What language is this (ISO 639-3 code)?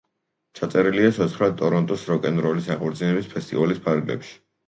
kat